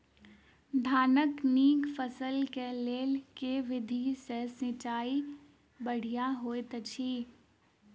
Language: Maithili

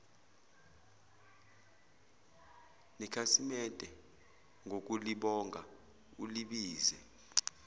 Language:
Zulu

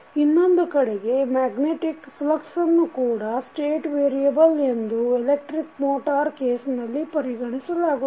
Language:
Kannada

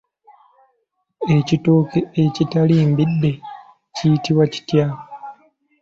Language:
Ganda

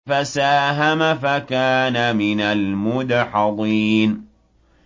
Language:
Arabic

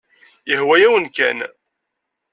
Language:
Kabyle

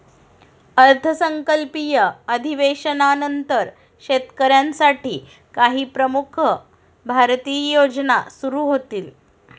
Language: Marathi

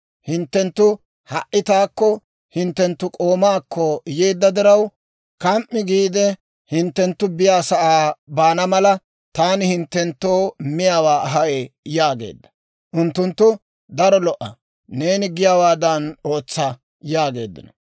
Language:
Dawro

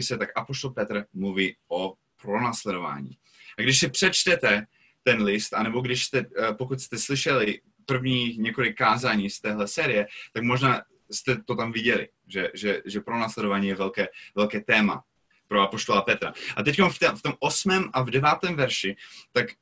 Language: Czech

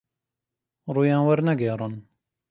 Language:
Central Kurdish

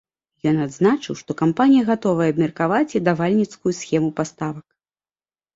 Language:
Belarusian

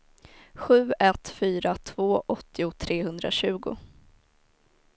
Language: Swedish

